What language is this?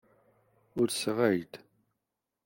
Kabyle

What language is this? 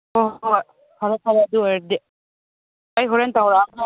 Manipuri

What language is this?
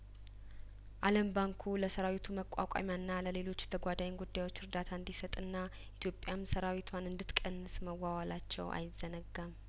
Amharic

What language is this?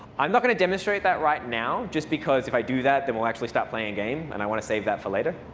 English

